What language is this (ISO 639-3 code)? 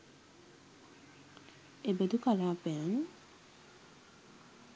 sin